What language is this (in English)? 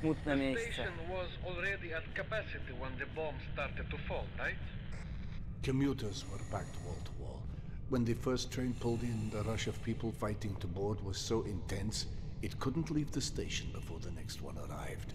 Polish